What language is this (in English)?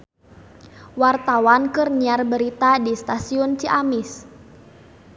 Sundanese